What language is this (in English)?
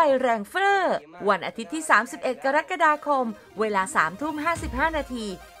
Thai